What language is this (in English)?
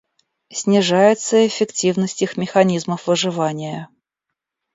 Russian